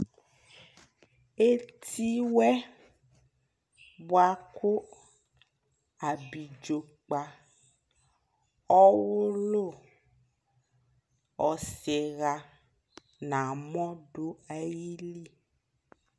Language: Ikposo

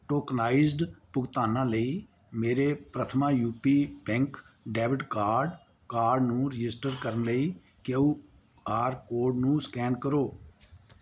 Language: Punjabi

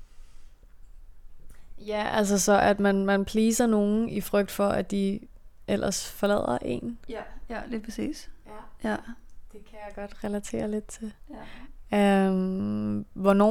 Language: Danish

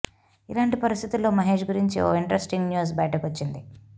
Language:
Telugu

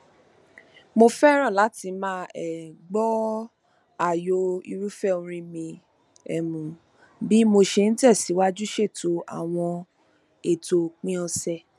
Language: Yoruba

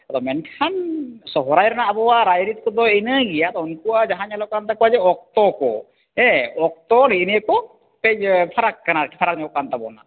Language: Santali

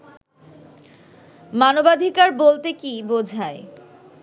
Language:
Bangla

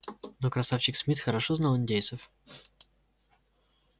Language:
Russian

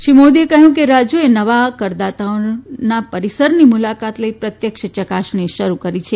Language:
Gujarati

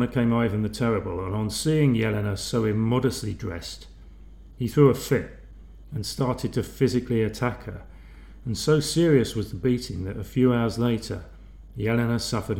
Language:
English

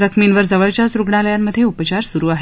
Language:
Marathi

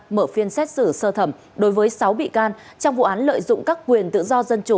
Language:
Vietnamese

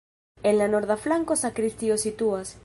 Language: Esperanto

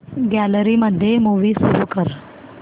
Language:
Marathi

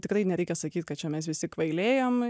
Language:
Lithuanian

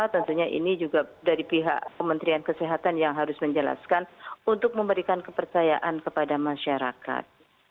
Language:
Indonesian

